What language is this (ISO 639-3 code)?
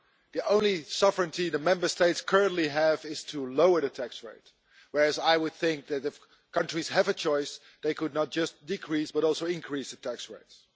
eng